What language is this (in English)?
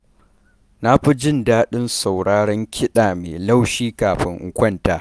Hausa